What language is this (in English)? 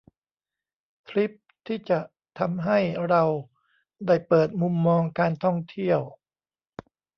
Thai